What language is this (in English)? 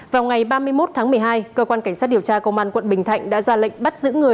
Vietnamese